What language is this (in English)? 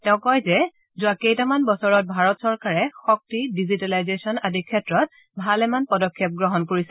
Assamese